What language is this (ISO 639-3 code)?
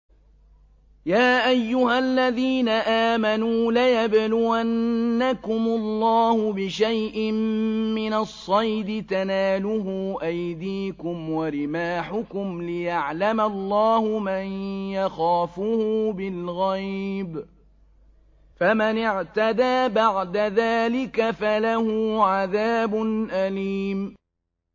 ara